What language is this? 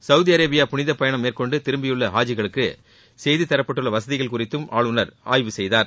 Tamil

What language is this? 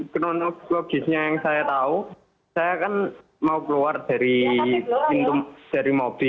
Indonesian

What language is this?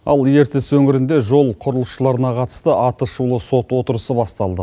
Kazakh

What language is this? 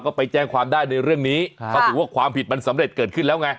Thai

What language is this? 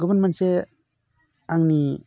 Bodo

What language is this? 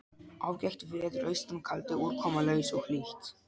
Icelandic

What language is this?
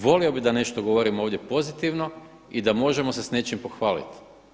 Croatian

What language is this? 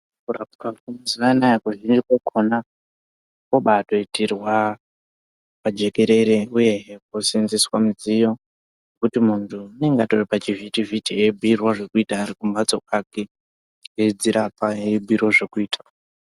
Ndau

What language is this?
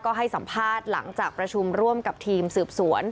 Thai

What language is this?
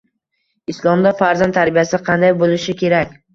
Uzbek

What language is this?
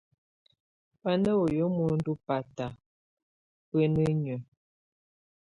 Tunen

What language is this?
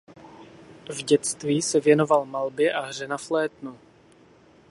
Czech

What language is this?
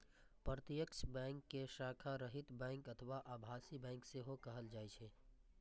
Maithili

